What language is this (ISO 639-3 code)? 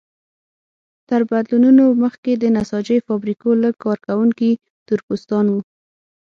pus